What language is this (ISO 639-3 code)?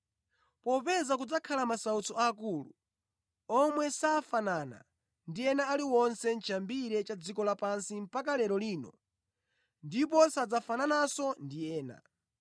nya